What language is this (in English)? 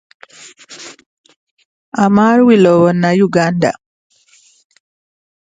English